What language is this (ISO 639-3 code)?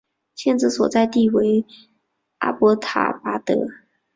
zho